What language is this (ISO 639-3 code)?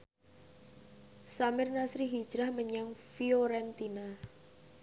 jav